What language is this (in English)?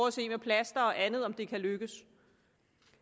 Danish